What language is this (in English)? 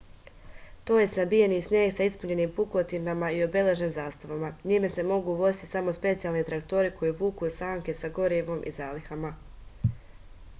Serbian